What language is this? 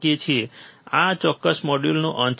Gujarati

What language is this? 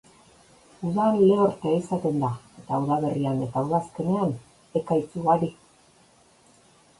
Basque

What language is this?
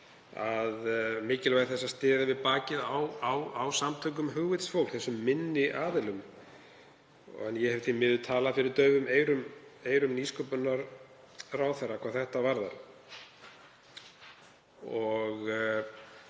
Icelandic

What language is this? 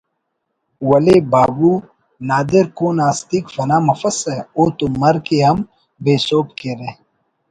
Brahui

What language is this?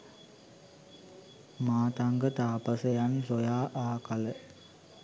Sinhala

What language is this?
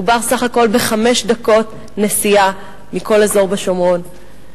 Hebrew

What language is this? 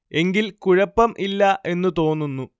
Malayalam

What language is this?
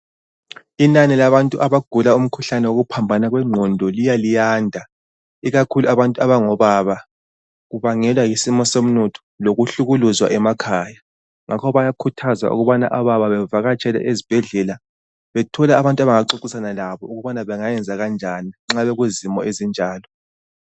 North Ndebele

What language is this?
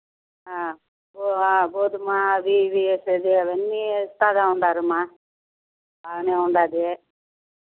Telugu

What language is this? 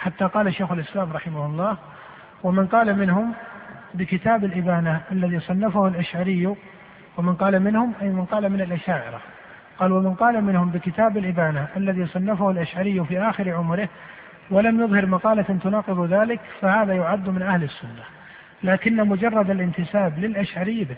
Arabic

